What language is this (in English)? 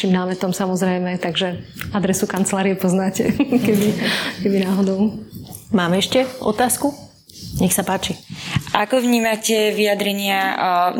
Slovak